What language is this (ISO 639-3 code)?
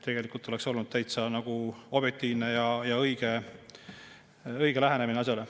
est